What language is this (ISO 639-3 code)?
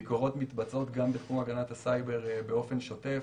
heb